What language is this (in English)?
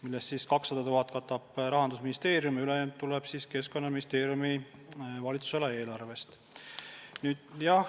Estonian